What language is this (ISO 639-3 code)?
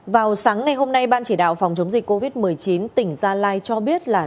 vie